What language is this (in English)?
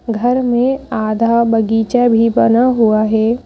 Hindi